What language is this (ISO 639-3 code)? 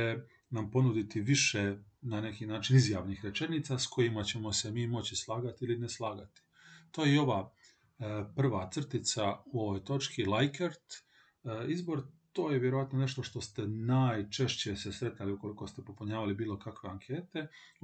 hrv